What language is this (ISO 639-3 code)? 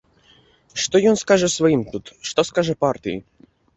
bel